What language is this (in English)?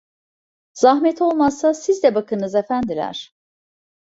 Turkish